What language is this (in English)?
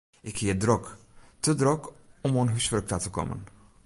Western Frisian